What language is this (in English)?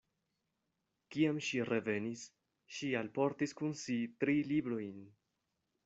Esperanto